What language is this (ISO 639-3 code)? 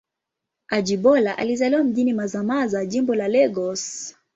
swa